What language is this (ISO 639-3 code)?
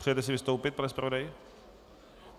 ces